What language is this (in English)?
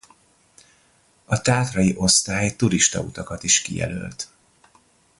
Hungarian